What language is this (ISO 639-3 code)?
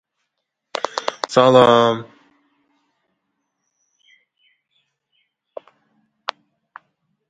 uzb